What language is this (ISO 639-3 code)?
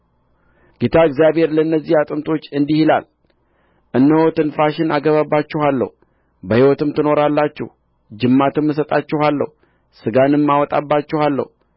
amh